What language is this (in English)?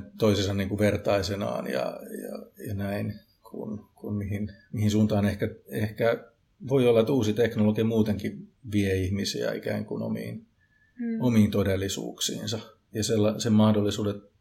Finnish